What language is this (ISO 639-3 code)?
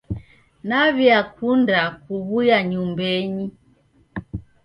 dav